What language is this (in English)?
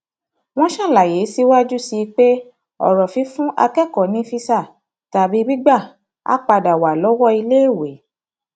Yoruba